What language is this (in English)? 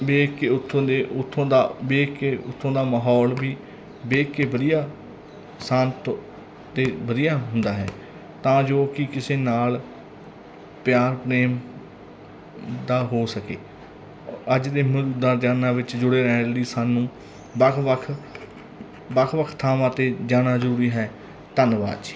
Punjabi